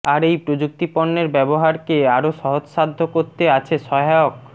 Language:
Bangla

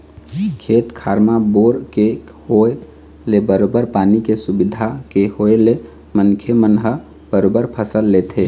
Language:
Chhattisgarhi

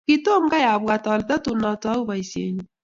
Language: Kalenjin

